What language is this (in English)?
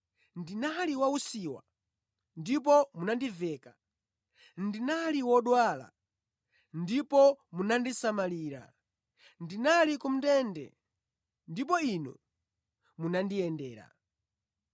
Nyanja